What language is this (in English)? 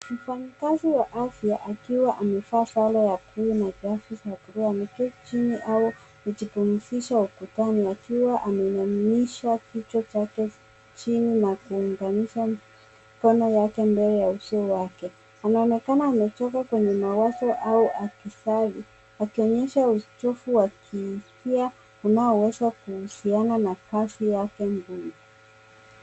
Swahili